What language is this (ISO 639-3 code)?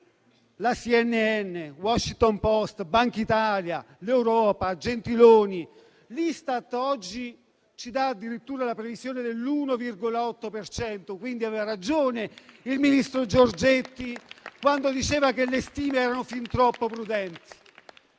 ita